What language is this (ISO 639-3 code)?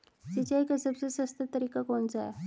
hin